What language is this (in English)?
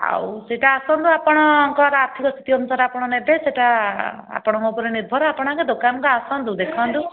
Odia